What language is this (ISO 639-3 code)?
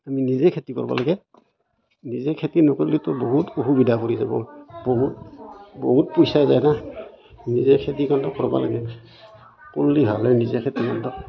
asm